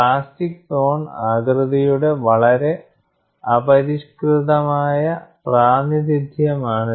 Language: Malayalam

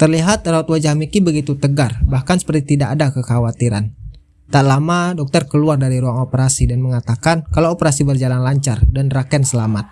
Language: Indonesian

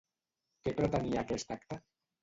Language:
Catalan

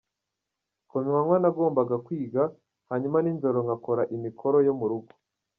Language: Kinyarwanda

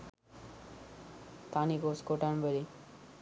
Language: Sinhala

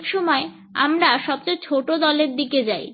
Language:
Bangla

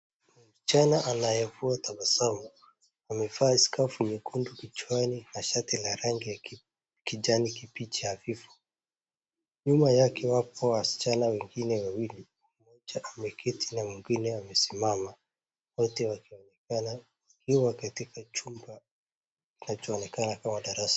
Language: Swahili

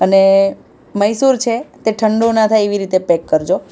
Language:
Gujarati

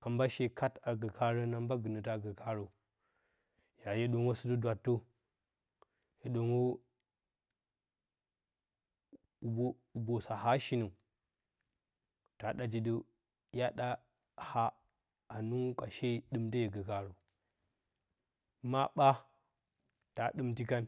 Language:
Bacama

